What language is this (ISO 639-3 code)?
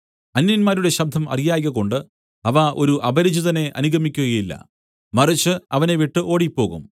mal